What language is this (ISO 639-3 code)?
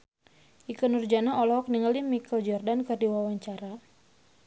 sun